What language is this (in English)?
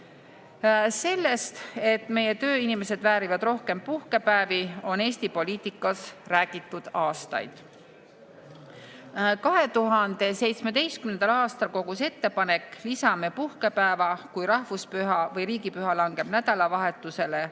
Estonian